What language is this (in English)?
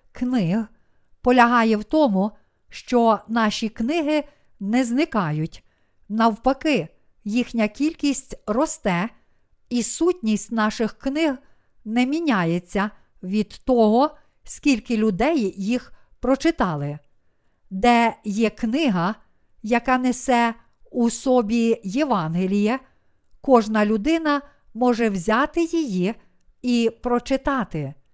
Ukrainian